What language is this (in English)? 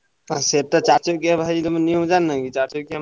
Odia